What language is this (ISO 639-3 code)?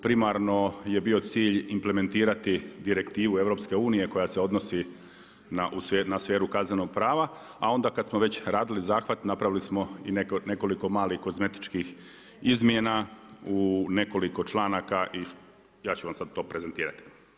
hrv